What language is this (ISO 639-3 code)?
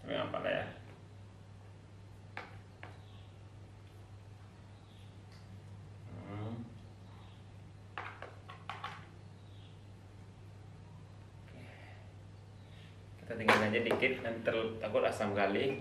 ind